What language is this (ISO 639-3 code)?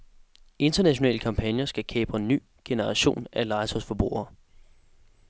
dan